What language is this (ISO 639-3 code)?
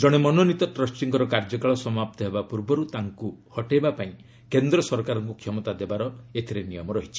ori